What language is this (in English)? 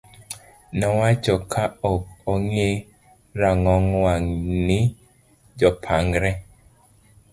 Luo (Kenya and Tanzania)